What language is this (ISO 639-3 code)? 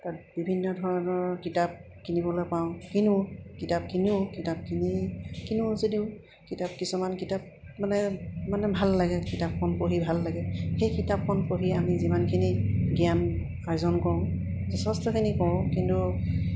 asm